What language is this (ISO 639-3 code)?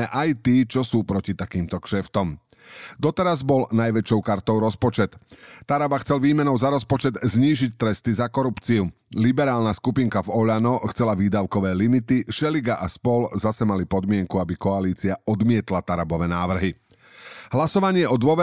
slk